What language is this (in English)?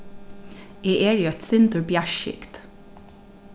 Faroese